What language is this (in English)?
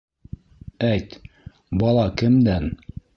Bashkir